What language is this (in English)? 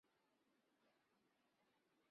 Chinese